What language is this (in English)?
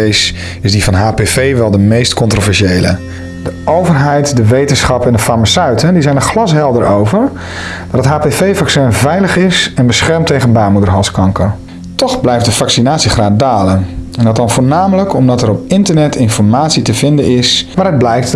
Dutch